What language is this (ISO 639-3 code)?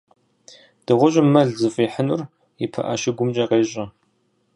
kbd